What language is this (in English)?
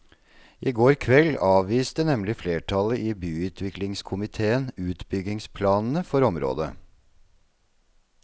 Norwegian